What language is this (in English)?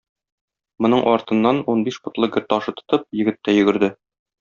Tatar